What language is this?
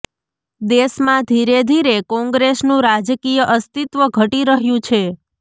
Gujarati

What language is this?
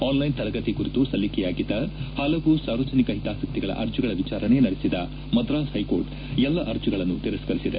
Kannada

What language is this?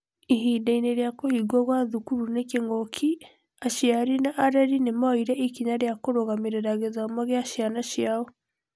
Kikuyu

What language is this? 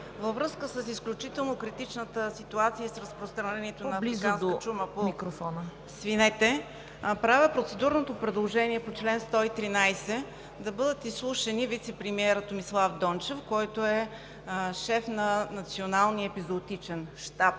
Bulgarian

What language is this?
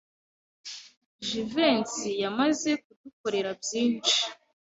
Kinyarwanda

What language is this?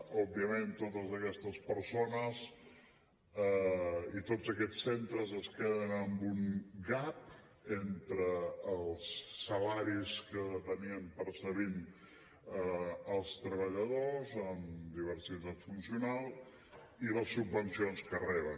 Catalan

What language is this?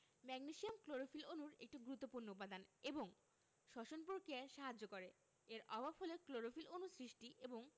Bangla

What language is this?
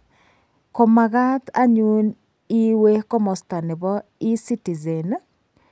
Kalenjin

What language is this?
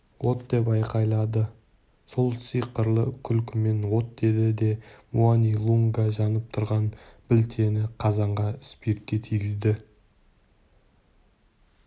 Kazakh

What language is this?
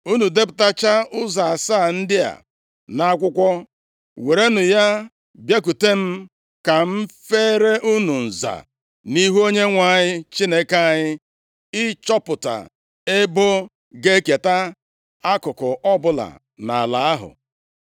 Igbo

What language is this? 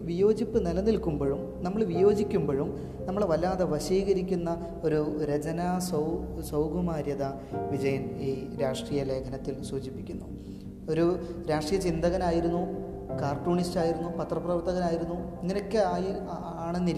Malayalam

